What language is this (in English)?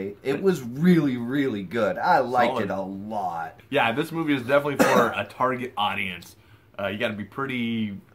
English